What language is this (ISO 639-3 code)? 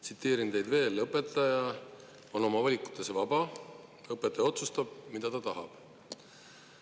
est